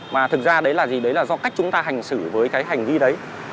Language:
Vietnamese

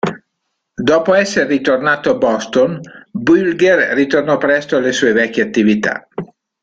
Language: Italian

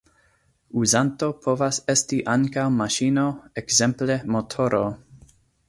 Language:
Esperanto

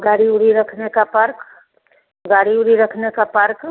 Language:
Hindi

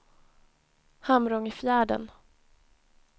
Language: Swedish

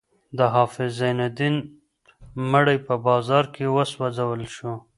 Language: Pashto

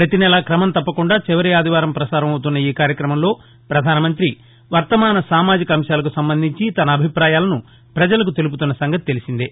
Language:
Telugu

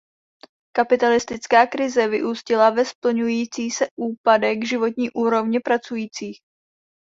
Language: Czech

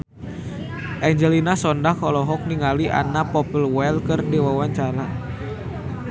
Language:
Sundanese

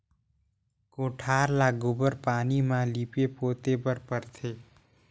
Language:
Chhattisgarhi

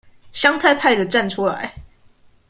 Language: Chinese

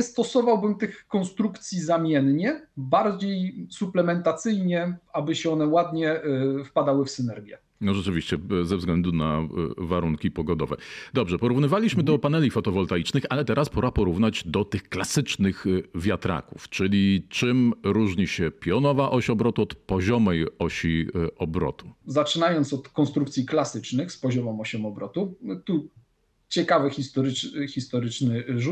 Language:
Polish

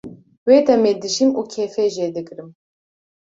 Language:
Kurdish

